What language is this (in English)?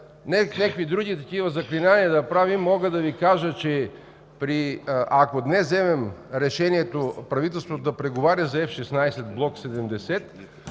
Bulgarian